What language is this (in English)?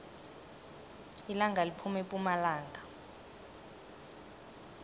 South Ndebele